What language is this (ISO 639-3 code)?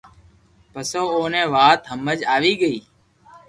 lrk